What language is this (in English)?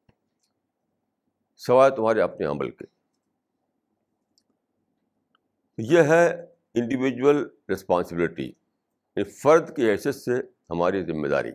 Urdu